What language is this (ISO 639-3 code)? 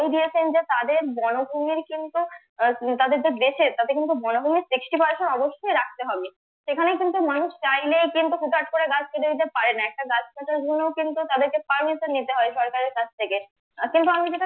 ben